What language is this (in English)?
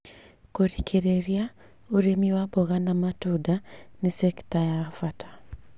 Kikuyu